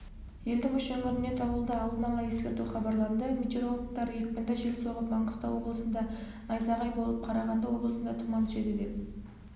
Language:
Kazakh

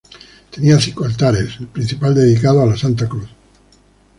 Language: Spanish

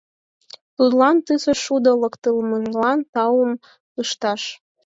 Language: Mari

